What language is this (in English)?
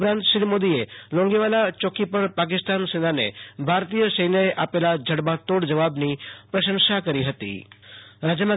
Gujarati